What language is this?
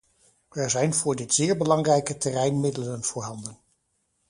Dutch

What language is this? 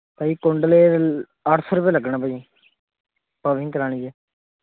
Punjabi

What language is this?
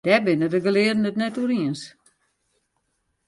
Western Frisian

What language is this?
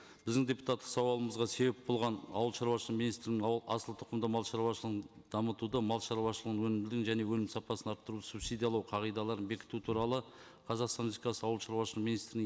Kazakh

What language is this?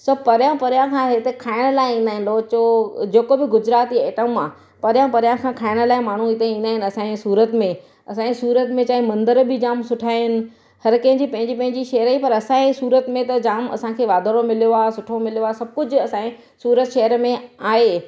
Sindhi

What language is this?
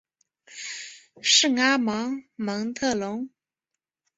Chinese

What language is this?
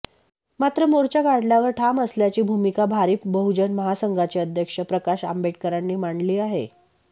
Marathi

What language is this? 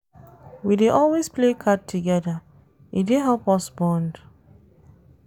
Nigerian Pidgin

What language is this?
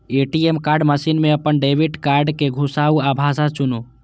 Maithili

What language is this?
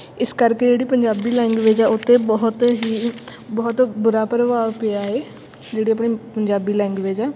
Punjabi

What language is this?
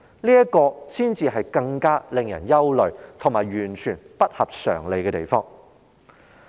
Cantonese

